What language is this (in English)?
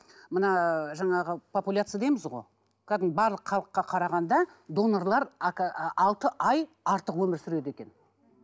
Kazakh